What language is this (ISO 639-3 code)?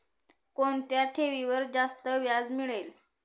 mar